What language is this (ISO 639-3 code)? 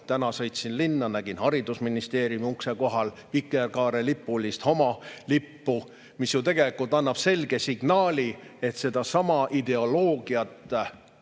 est